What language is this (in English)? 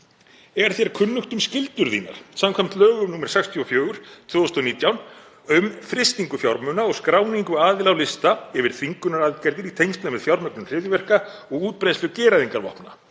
Icelandic